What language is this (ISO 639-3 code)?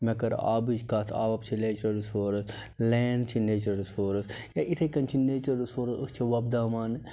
kas